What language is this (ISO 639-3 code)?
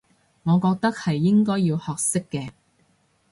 yue